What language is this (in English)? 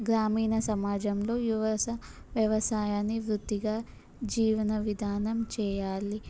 Telugu